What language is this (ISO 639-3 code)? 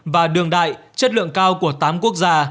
vie